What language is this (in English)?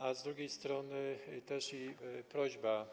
Polish